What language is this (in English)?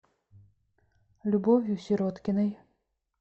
Russian